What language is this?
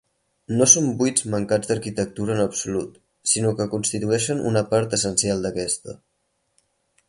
Catalan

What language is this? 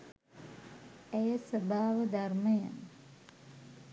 Sinhala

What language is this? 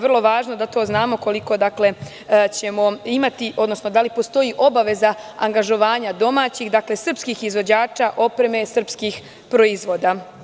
Serbian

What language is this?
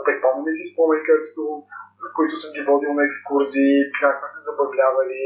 Bulgarian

